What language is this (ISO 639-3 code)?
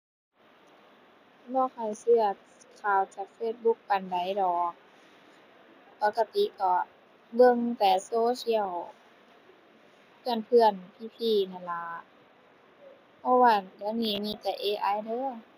tha